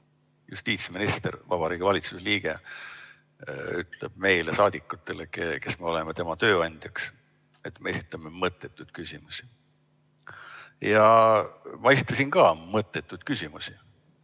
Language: Estonian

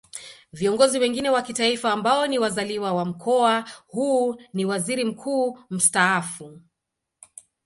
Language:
Swahili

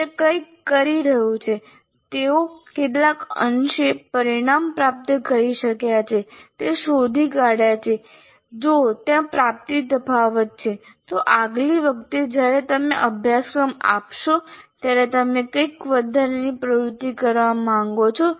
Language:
Gujarati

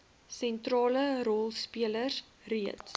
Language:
Afrikaans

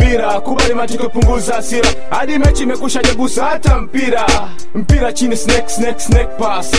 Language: Swahili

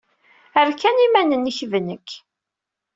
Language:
Kabyle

